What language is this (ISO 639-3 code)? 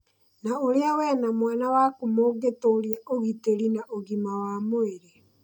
kik